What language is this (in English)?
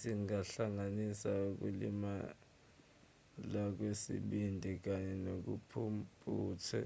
Zulu